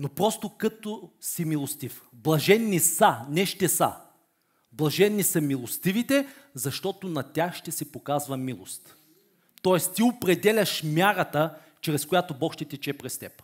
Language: Bulgarian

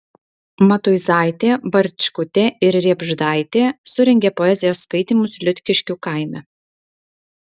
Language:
Lithuanian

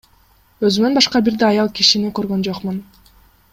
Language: Kyrgyz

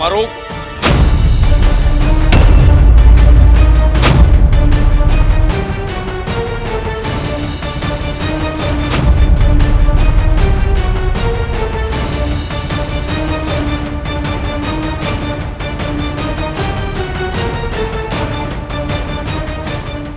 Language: Indonesian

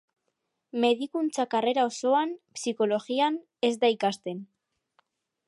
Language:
Basque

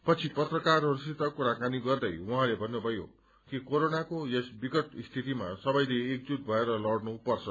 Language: Nepali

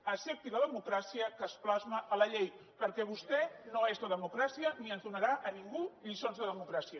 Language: Catalan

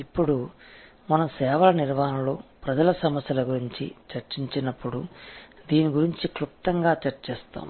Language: Telugu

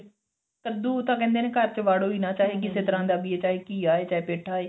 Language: Punjabi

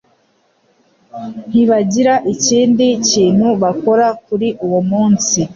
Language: Kinyarwanda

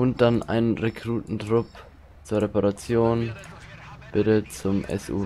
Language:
German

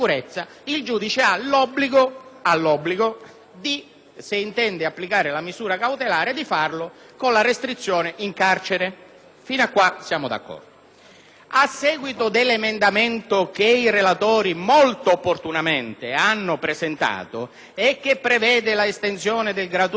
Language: Italian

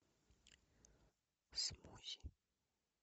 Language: Russian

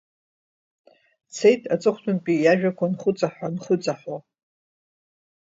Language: Abkhazian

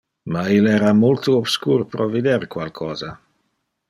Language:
Interlingua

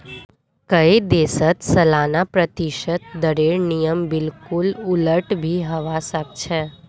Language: Magahi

